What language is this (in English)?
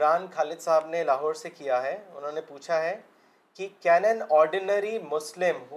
Urdu